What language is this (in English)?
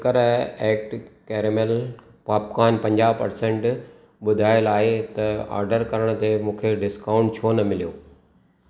Sindhi